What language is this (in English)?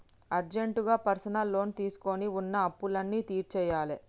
Telugu